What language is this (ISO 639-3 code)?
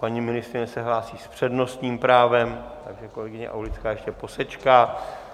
ces